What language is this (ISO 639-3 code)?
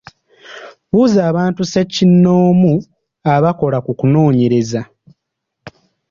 lug